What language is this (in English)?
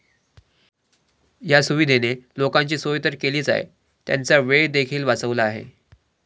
Marathi